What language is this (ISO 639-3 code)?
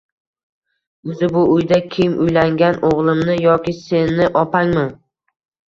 uzb